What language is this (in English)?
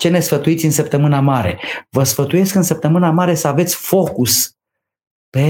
Romanian